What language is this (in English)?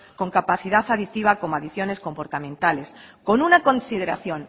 Spanish